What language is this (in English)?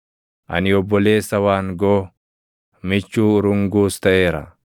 Oromo